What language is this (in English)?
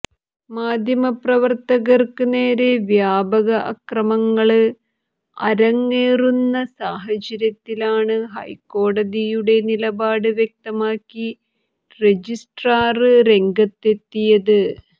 Malayalam